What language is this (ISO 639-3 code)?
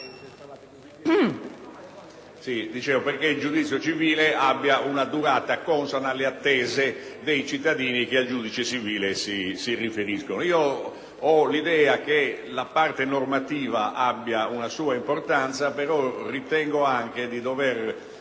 ita